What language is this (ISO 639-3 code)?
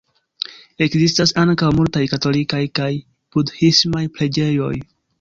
epo